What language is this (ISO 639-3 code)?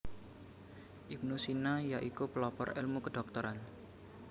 jav